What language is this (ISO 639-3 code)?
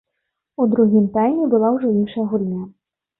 bel